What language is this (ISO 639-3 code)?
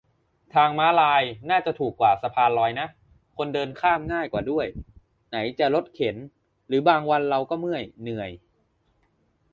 tha